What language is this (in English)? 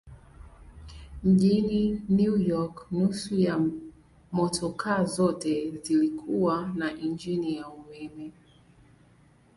Swahili